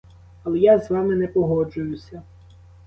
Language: Ukrainian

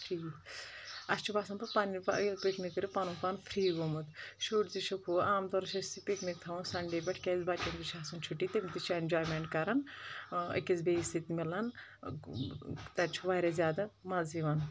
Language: Kashmiri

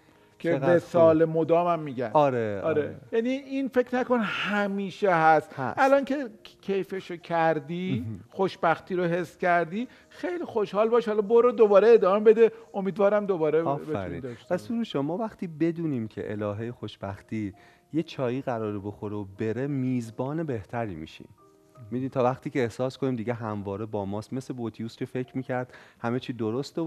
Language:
Persian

